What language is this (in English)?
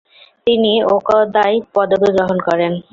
Bangla